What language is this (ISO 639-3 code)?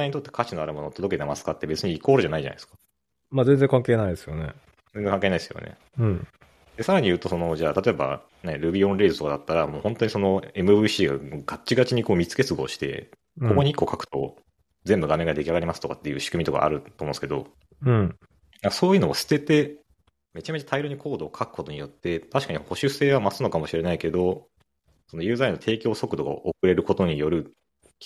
jpn